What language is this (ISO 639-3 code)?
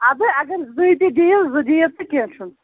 kas